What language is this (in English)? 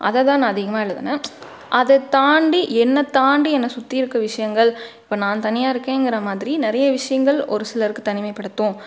Tamil